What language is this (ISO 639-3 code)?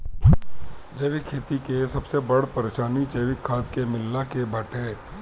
bho